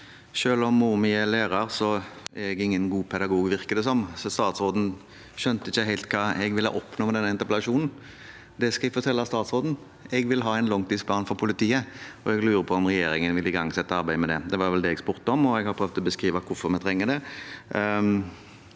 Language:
Norwegian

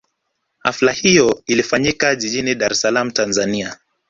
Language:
Swahili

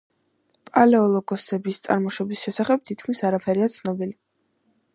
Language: Georgian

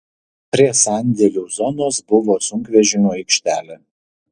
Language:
Lithuanian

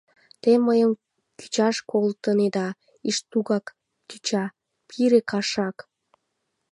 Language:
Mari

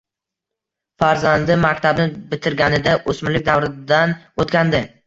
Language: Uzbek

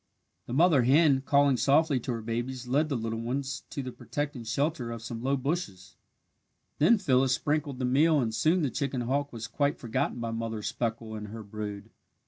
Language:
English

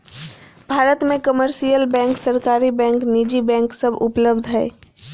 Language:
Magahi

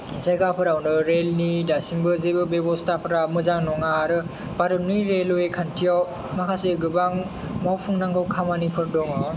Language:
Bodo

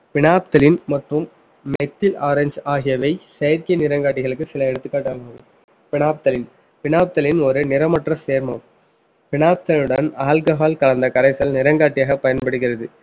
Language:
Tamil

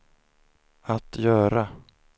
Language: Swedish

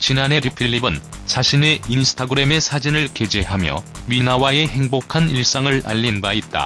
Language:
Korean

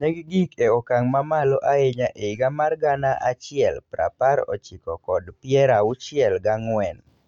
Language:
Luo (Kenya and Tanzania)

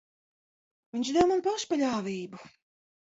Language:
Latvian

